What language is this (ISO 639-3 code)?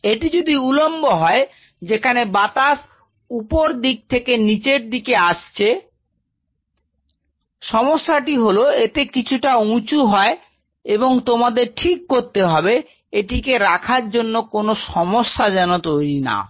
ben